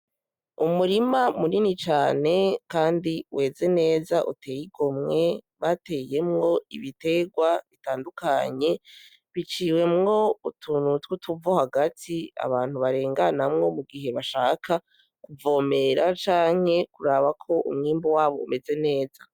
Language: Rundi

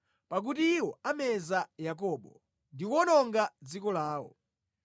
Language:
Nyanja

